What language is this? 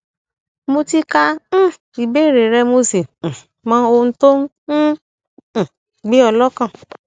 Yoruba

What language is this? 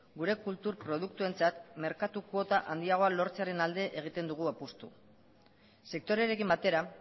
Basque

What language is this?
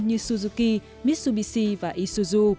Vietnamese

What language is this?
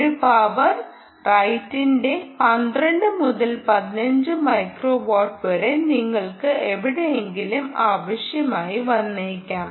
Malayalam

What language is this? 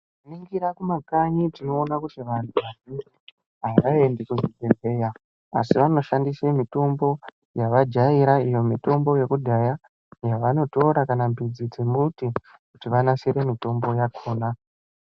Ndau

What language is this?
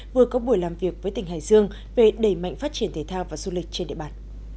Vietnamese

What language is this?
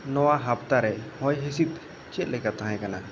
Santali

